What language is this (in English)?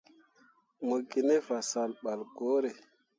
Mundang